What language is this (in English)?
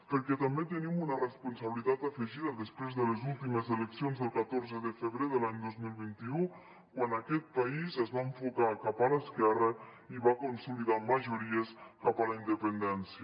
Catalan